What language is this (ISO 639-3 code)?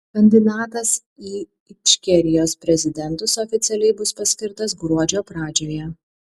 lit